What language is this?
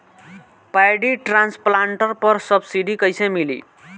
Bhojpuri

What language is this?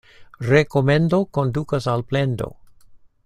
Esperanto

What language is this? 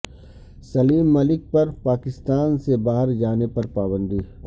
Urdu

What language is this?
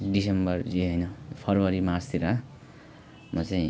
Nepali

